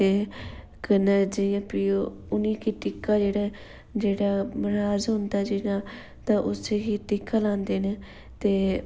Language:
Dogri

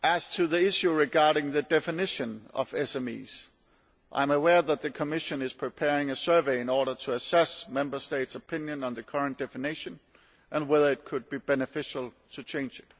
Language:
English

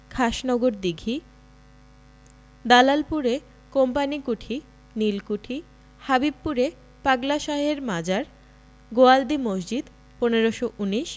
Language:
Bangla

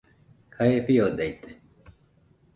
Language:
Nüpode Huitoto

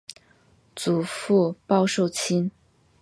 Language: Chinese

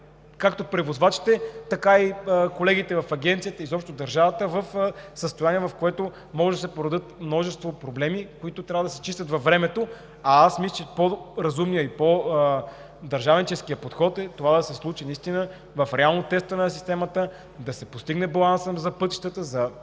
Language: Bulgarian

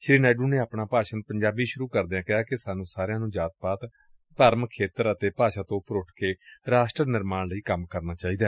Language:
Punjabi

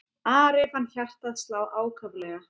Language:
Icelandic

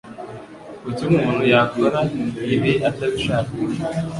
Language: Kinyarwanda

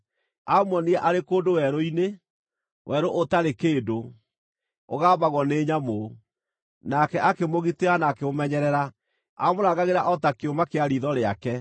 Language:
Kikuyu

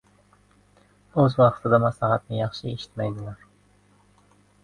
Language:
Uzbek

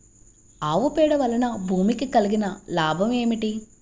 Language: Telugu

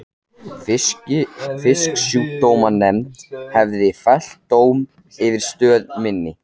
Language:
Icelandic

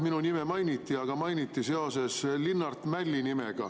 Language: Estonian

